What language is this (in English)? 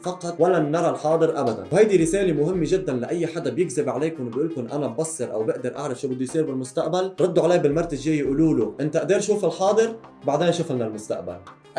Arabic